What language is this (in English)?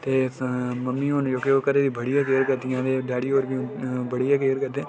Dogri